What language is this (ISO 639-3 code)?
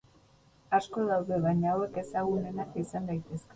eus